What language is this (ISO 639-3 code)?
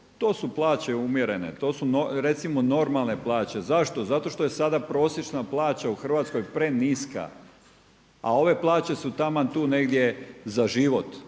hrv